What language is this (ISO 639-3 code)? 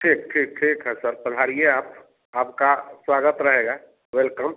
hin